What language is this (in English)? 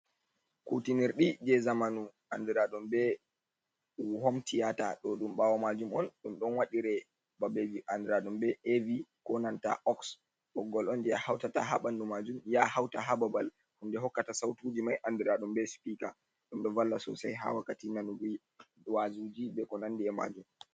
Fula